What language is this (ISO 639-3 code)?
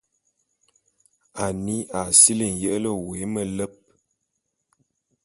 bum